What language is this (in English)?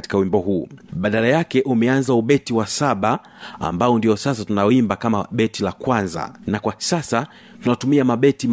Swahili